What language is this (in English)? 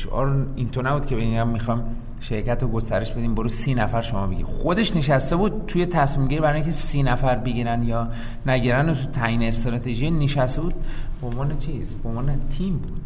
Persian